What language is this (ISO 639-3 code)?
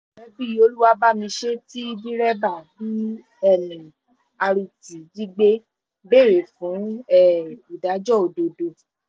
yor